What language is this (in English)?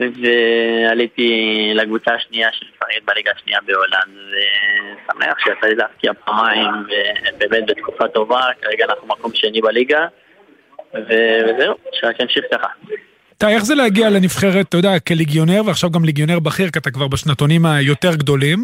Hebrew